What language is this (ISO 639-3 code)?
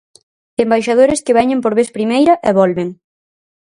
glg